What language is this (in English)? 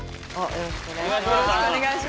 Japanese